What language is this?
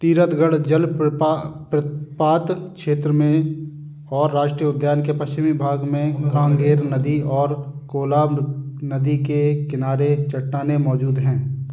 Hindi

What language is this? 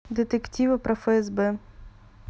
Russian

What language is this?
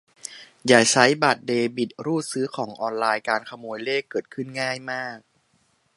Thai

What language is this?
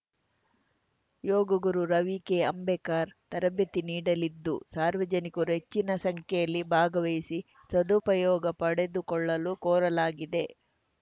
Kannada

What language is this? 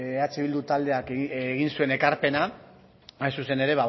Basque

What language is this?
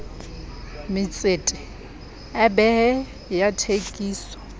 Southern Sotho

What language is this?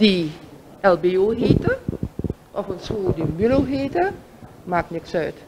Dutch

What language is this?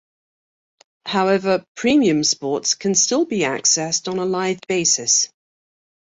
English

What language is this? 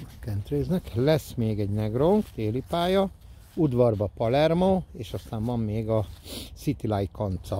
Hungarian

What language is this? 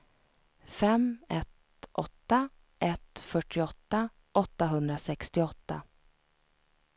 Swedish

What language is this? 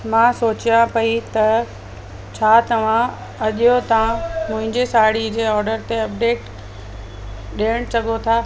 Sindhi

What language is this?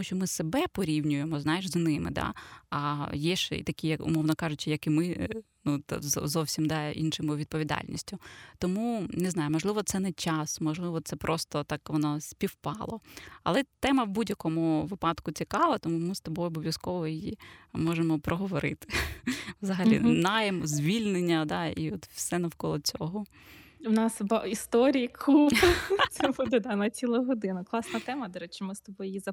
Ukrainian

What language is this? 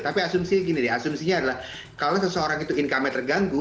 Indonesian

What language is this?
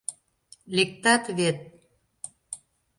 Mari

